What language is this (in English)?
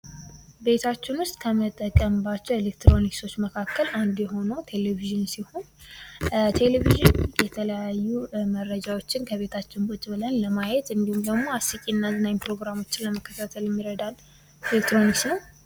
Amharic